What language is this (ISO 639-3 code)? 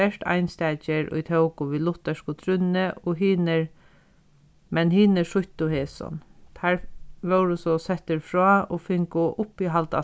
fao